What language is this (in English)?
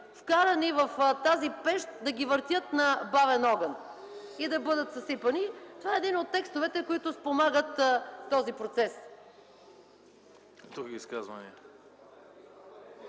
Bulgarian